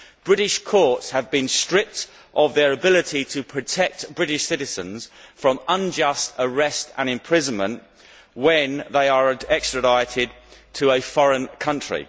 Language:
English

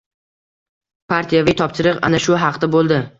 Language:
Uzbek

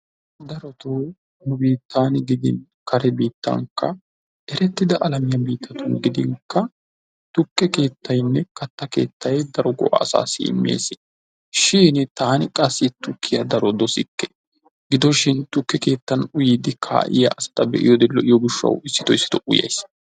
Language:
Wolaytta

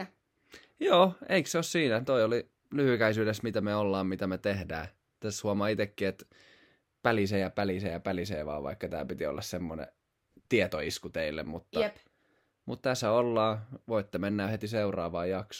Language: Finnish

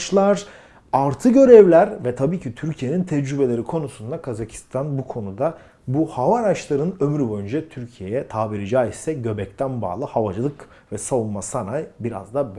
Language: Turkish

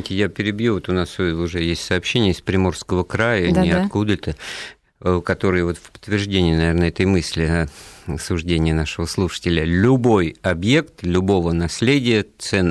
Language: Russian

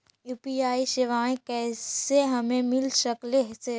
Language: Magahi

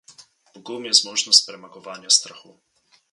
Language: Slovenian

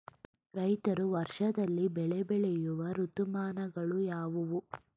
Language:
Kannada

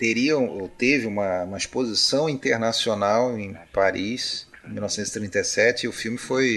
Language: Portuguese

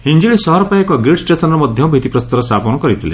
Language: Odia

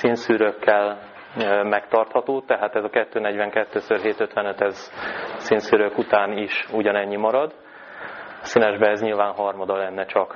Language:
Hungarian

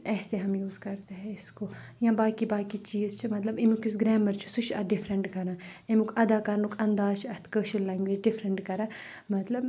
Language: Kashmiri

